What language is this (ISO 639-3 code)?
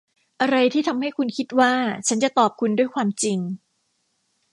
tha